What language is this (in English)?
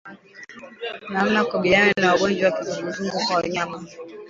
Swahili